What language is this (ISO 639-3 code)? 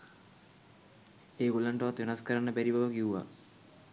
sin